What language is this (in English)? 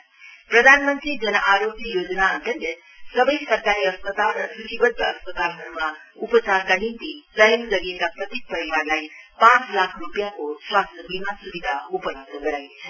Nepali